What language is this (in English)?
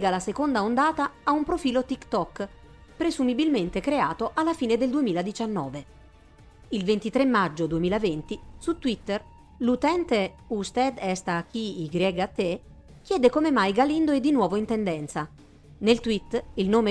Italian